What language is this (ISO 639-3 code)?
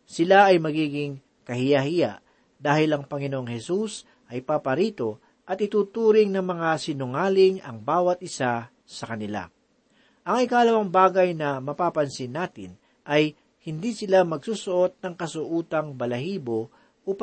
fil